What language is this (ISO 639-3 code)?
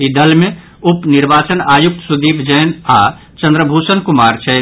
mai